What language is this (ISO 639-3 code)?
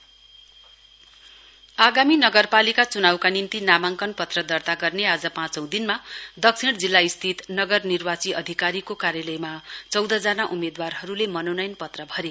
nep